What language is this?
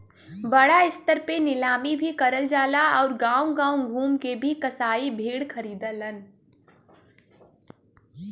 Bhojpuri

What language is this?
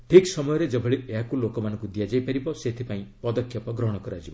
Odia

